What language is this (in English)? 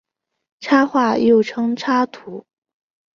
Chinese